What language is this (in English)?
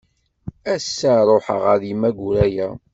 Kabyle